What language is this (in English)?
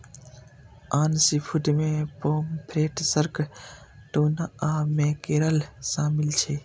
Maithili